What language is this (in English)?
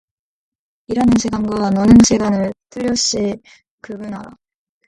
Korean